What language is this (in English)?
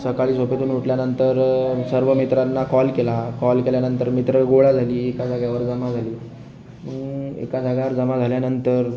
Marathi